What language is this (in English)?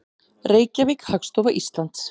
Icelandic